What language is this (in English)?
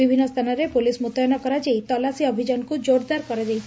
Odia